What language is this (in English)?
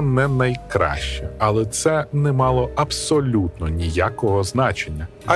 Ukrainian